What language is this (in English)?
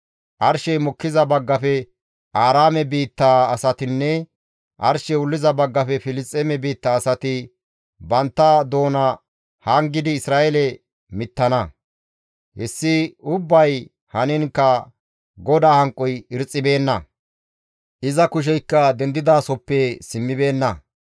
Gamo